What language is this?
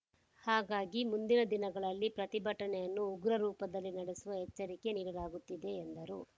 Kannada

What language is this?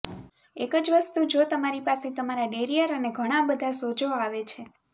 Gujarati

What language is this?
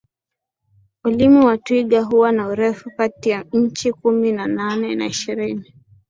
Swahili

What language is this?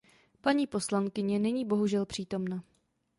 Czech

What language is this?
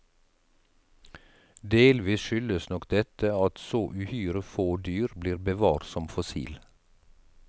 Norwegian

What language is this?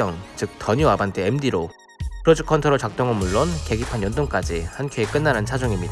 Korean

